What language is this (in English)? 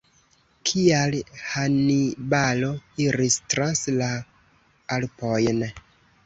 Esperanto